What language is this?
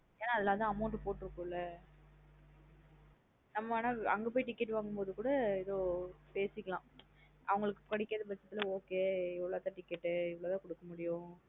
Tamil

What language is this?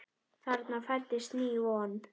Icelandic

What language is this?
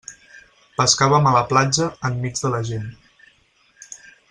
Catalan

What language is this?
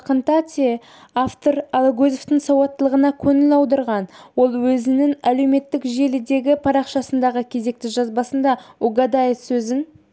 Kazakh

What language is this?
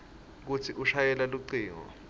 Swati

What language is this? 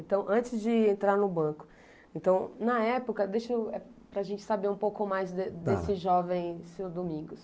Portuguese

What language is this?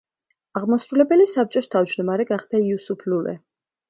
Georgian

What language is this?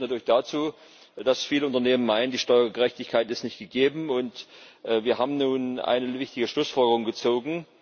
German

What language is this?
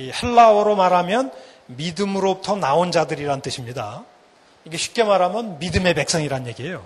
Korean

